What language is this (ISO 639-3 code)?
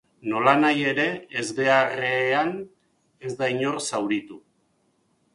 eus